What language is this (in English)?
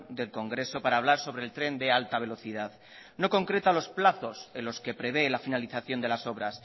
Spanish